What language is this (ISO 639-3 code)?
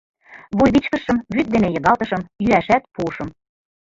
chm